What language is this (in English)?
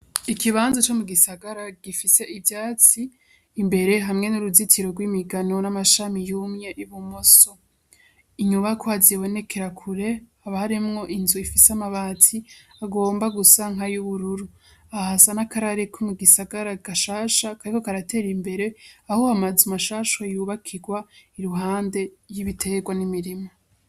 Rundi